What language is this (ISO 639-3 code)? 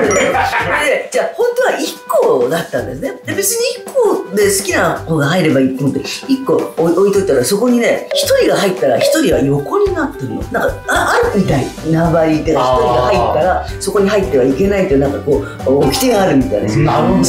jpn